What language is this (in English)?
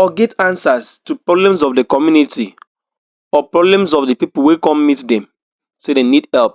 Nigerian Pidgin